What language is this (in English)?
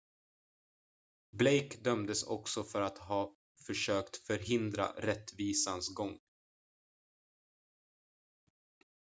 Swedish